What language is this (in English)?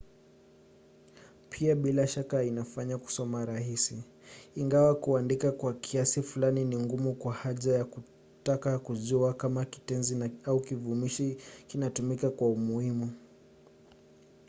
Swahili